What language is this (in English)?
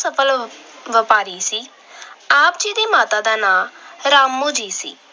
Punjabi